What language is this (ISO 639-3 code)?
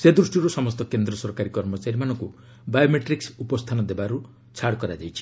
ori